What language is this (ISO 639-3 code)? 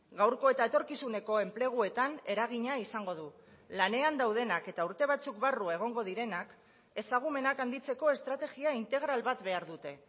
eus